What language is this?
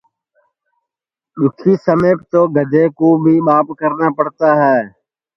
Sansi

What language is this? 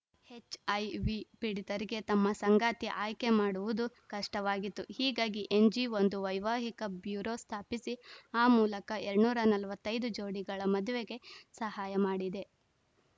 Kannada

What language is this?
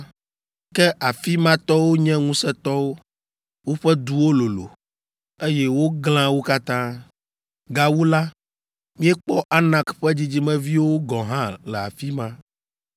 Ewe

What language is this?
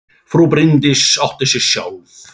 Icelandic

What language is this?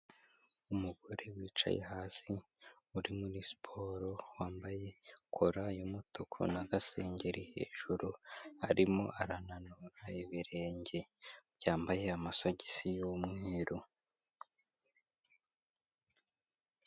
Kinyarwanda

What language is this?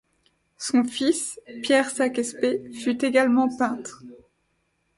French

